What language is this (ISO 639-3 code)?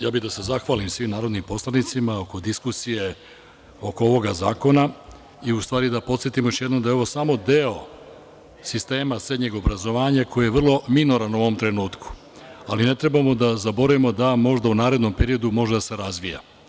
srp